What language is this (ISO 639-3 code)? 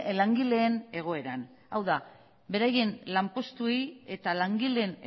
eus